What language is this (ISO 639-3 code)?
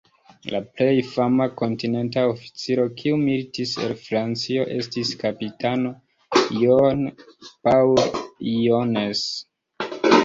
epo